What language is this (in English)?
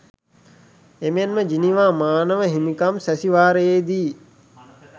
Sinhala